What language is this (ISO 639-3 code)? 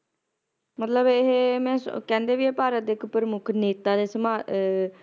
pan